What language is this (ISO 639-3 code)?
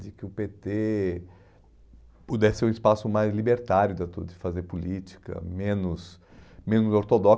por